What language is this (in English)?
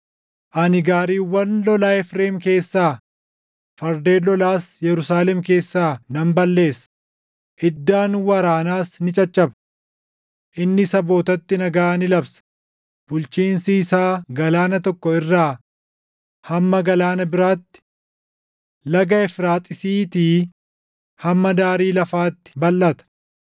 Oromo